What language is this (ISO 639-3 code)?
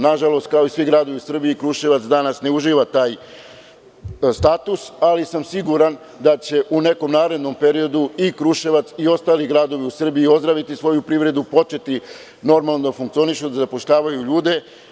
srp